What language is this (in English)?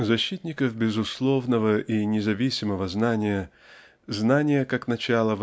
Russian